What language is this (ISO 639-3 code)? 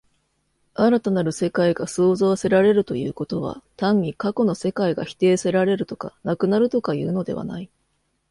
jpn